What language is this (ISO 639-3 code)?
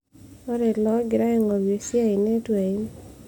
mas